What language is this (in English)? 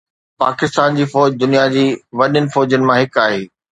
Sindhi